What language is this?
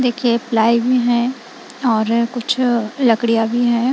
Hindi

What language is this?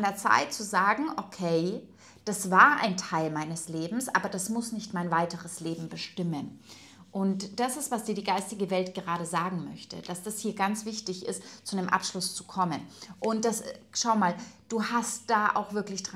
German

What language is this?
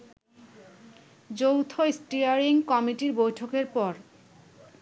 Bangla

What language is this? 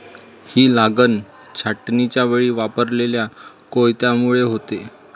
Marathi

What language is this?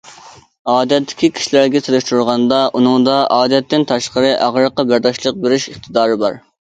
Uyghur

